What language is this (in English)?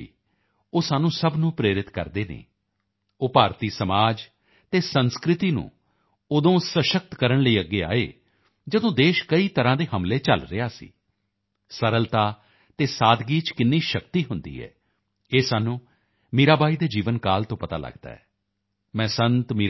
Punjabi